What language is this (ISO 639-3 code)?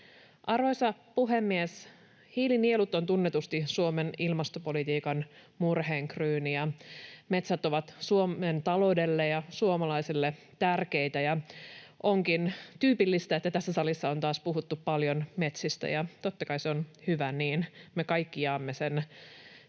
fin